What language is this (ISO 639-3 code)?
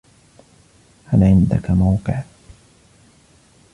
ara